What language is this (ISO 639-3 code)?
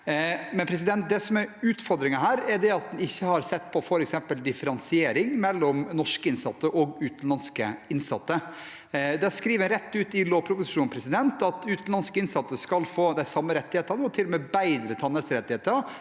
nor